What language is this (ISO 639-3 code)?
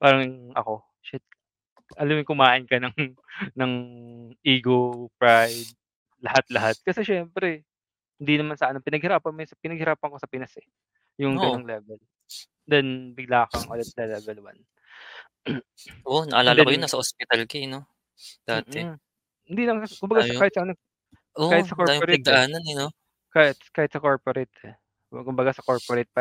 fil